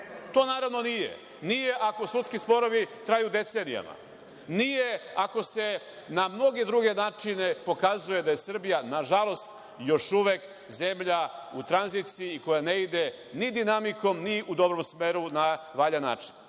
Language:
Serbian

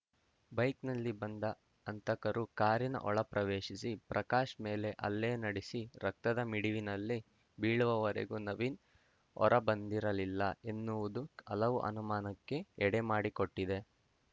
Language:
Kannada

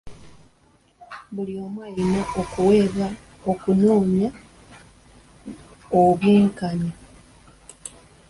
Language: Ganda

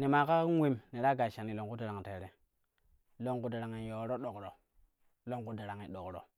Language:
Kushi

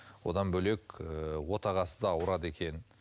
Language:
Kazakh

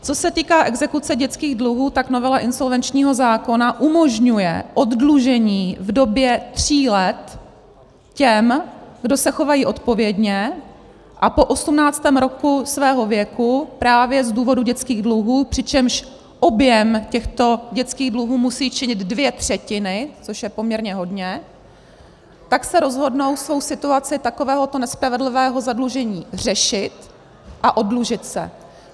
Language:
Czech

